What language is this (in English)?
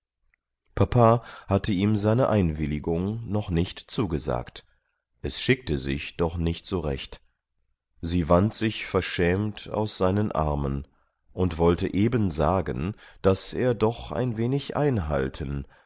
German